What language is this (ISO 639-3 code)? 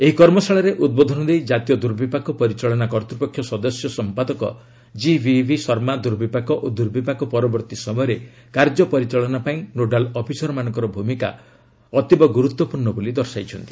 ori